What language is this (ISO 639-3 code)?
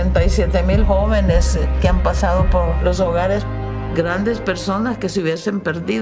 spa